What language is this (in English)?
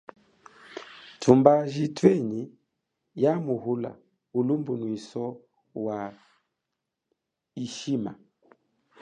Chokwe